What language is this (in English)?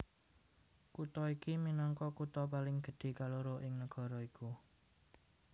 Javanese